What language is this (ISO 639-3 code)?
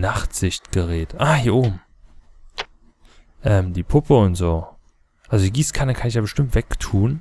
deu